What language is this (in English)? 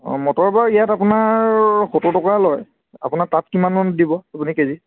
Assamese